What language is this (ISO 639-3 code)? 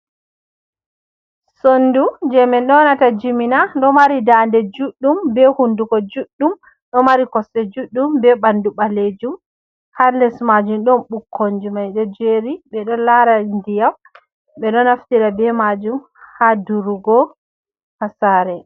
ful